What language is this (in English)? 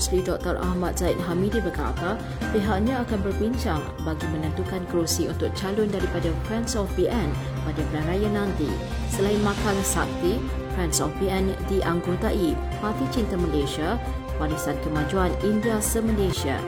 Malay